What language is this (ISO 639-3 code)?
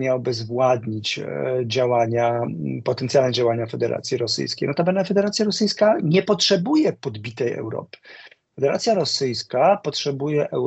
pol